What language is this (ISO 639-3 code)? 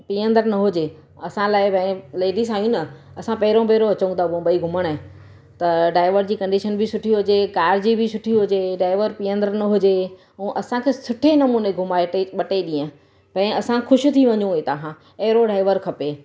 snd